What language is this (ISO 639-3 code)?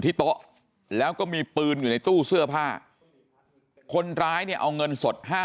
tha